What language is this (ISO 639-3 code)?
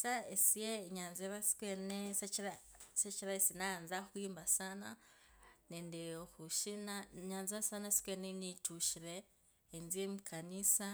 lkb